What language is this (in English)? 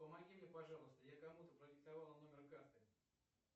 Russian